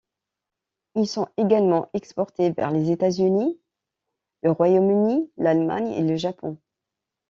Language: French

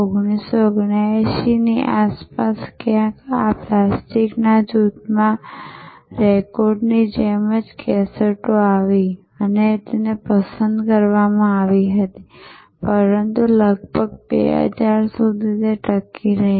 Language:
Gujarati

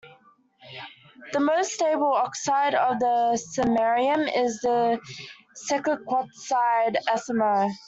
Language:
English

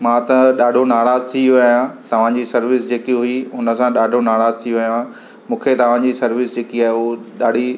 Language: Sindhi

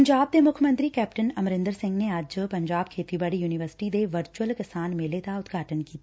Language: Punjabi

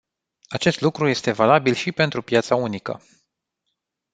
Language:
Romanian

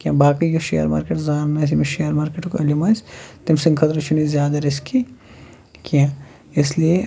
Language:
Kashmiri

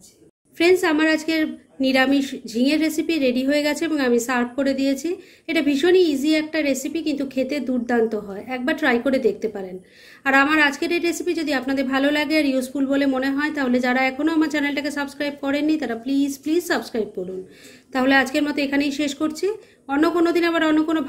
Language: Hindi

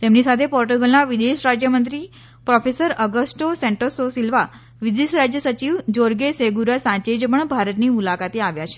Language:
Gujarati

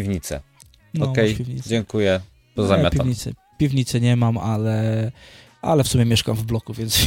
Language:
Polish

